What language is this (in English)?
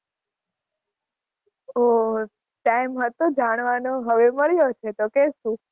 Gujarati